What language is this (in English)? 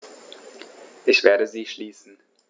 German